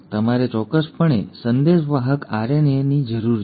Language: Gujarati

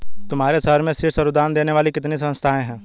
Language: Hindi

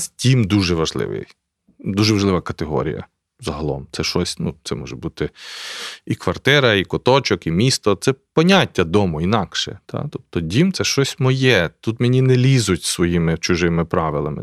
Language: Ukrainian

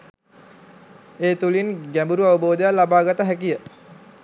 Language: Sinhala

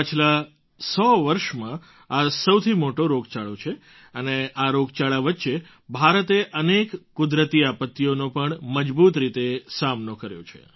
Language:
Gujarati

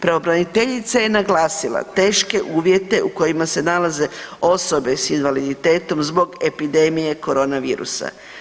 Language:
Croatian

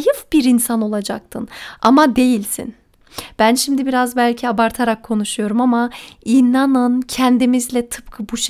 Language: Turkish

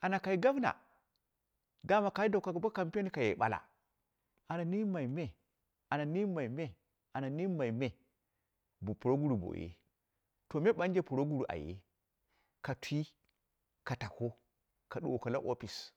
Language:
Dera (Nigeria)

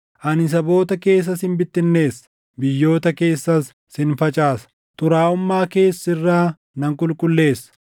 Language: Oromo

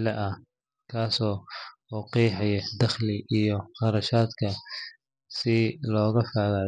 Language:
Somali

